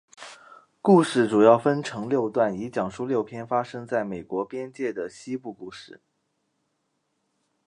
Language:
Chinese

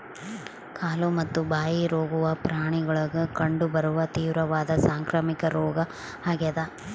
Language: Kannada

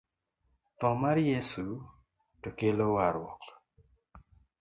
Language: Luo (Kenya and Tanzania)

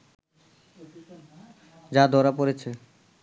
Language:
Bangla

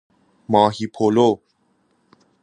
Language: Persian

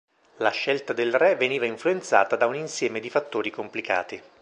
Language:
Italian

